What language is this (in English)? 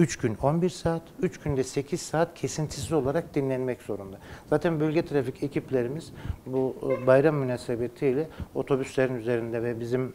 Turkish